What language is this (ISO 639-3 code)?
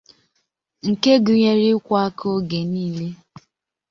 ibo